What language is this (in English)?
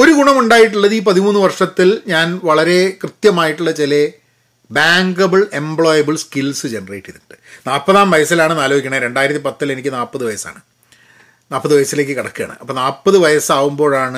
Malayalam